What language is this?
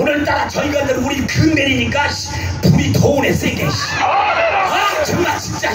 Korean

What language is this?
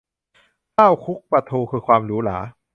Thai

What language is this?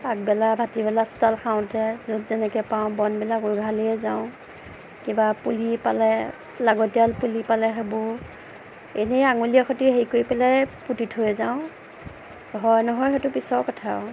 Assamese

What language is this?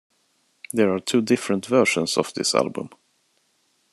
English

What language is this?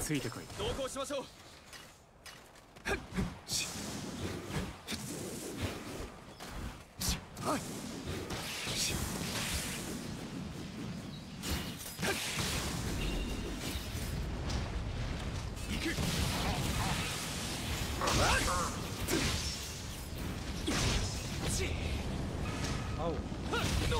Japanese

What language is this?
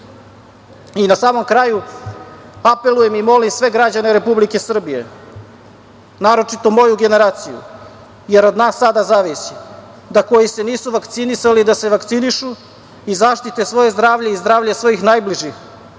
Serbian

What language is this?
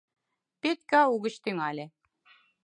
Mari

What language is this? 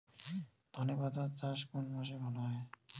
Bangla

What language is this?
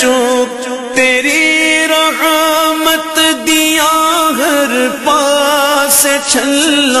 Arabic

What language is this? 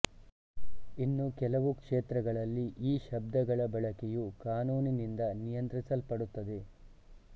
Kannada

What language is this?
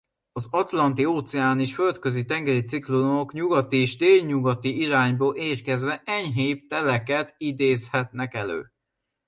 Hungarian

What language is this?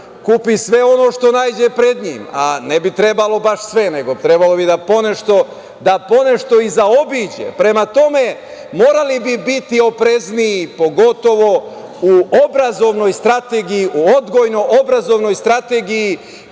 Serbian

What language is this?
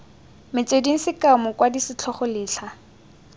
Tswana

